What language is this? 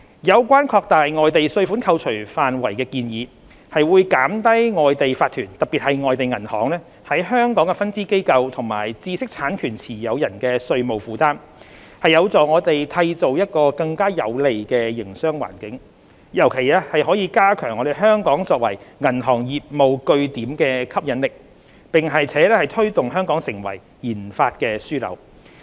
Cantonese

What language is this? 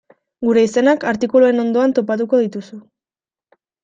Basque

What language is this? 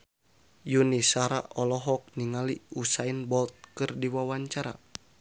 Sundanese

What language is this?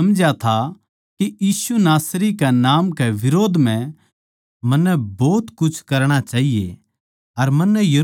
Haryanvi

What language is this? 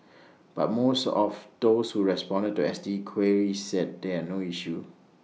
English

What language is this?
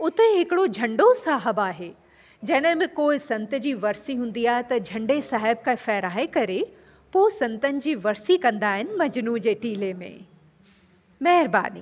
Sindhi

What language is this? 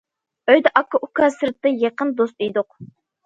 Uyghur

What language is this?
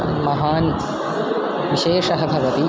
Sanskrit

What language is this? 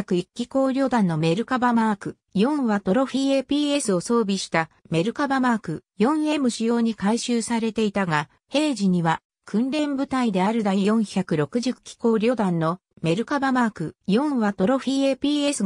Japanese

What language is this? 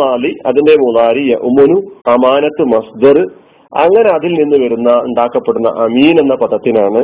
Malayalam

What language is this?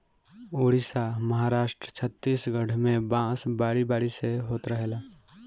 Bhojpuri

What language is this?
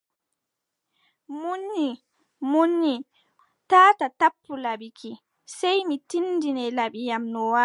Adamawa Fulfulde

